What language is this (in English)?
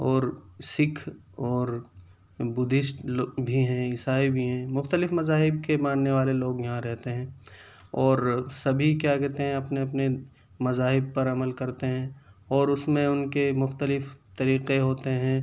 Urdu